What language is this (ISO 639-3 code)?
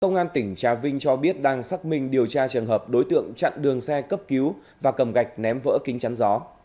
vie